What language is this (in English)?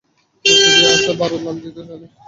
Bangla